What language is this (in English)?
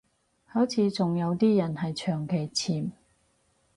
Cantonese